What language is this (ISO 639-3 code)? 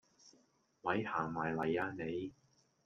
yue